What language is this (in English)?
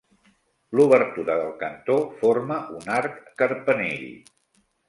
Catalan